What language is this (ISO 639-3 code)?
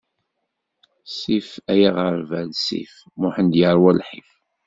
kab